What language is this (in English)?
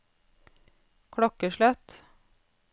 Norwegian